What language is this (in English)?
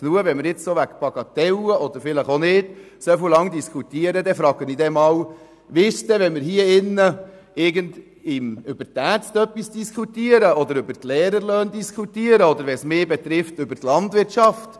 Swiss German